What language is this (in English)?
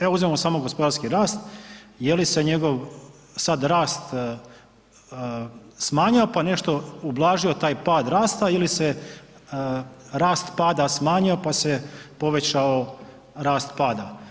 Croatian